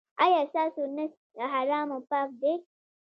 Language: Pashto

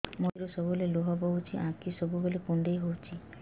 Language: Odia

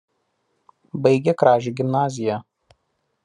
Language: Lithuanian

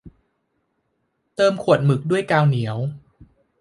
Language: Thai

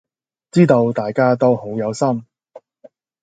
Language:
Cantonese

